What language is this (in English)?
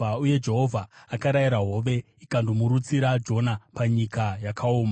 Shona